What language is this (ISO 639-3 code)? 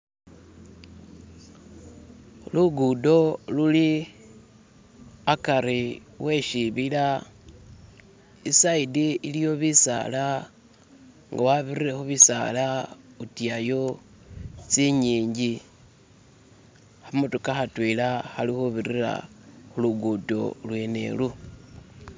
myx